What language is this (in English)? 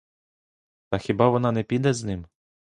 Ukrainian